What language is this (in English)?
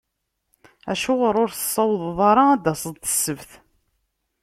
Kabyle